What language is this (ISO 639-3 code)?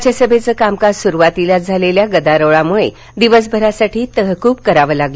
mar